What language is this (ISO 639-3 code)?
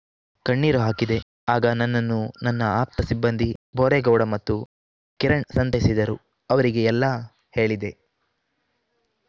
kan